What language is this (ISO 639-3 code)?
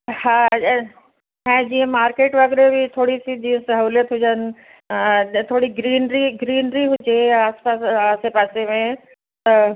snd